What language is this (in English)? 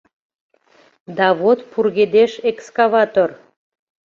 Mari